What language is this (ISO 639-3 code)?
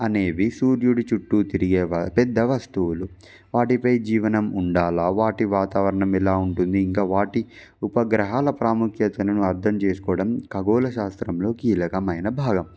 tel